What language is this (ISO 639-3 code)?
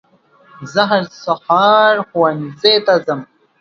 pus